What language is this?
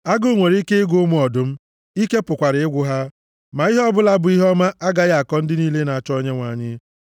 Igbo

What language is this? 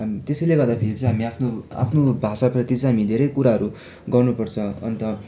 Nepali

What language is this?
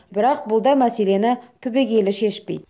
Kazakh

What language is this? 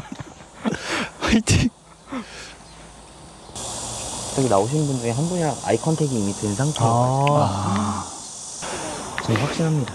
Korean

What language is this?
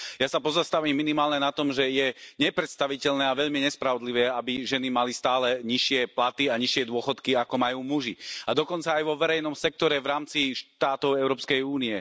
Slovak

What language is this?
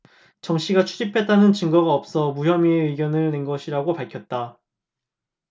Korean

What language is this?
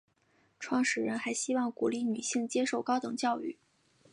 Chinese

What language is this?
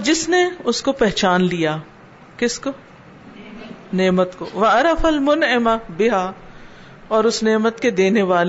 Urdu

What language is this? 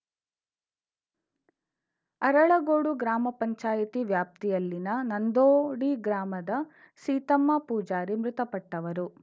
Kannada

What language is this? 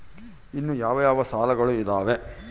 Kannada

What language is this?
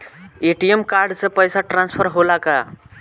Bhojpuri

